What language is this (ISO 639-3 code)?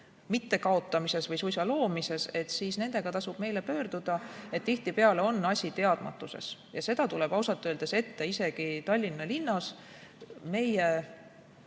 est